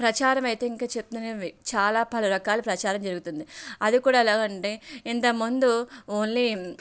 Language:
Telugu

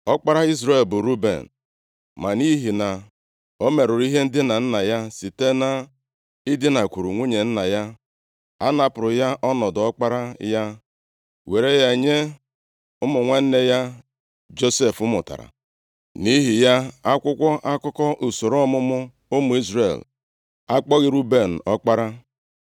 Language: Igbo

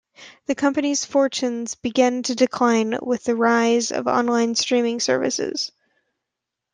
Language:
English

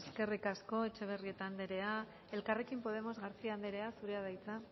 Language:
Basque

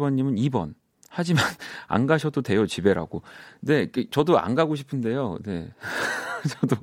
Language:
Korean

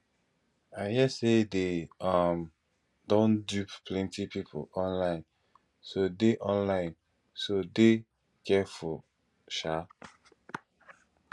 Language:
Nigerian Pidgin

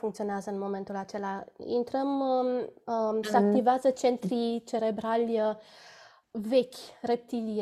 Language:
Romanian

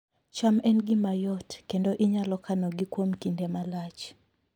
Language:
Luo (Kenya and Tanzania)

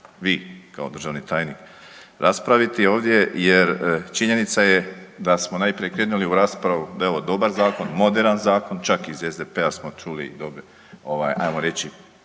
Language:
Croatian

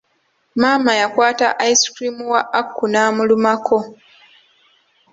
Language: Ganda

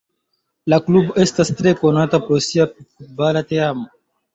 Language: Esperanto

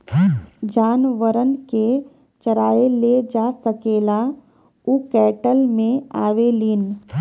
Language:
Bhojpuri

